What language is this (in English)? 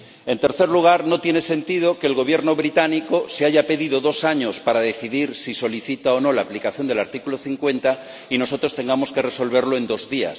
Spanish